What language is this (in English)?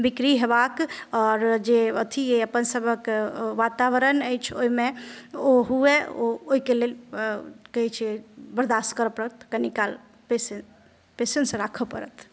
Maithili